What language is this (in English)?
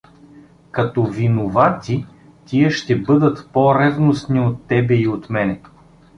Bulgarian